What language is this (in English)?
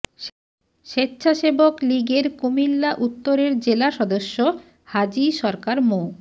Bangla